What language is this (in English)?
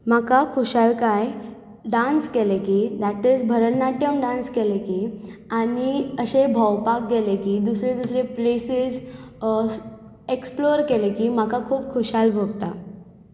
Konkani